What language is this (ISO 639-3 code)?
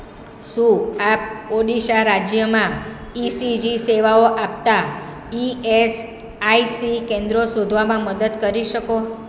guj